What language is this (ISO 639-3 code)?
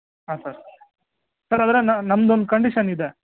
kan